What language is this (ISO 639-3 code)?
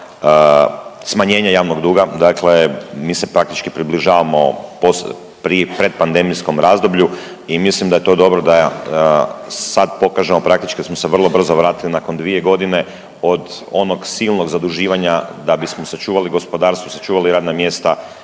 hrv